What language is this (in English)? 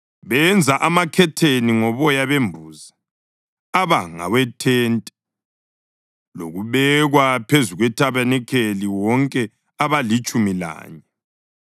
North Ndebele